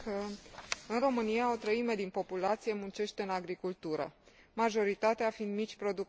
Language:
Romanian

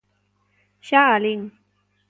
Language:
Galician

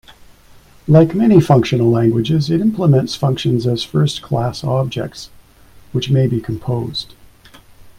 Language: English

